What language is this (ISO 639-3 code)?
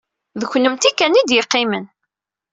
kab